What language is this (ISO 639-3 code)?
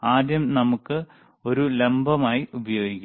mal